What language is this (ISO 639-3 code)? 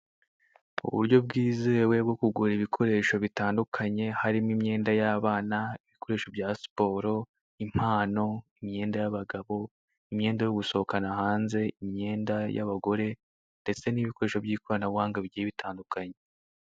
kin